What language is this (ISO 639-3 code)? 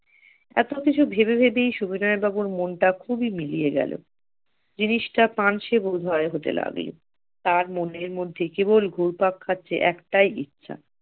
ben